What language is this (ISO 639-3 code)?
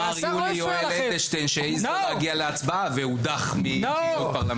heb